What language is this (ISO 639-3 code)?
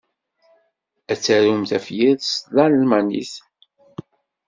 kab